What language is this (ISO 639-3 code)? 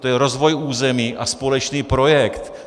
ces